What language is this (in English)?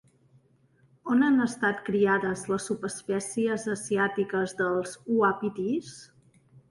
Catalan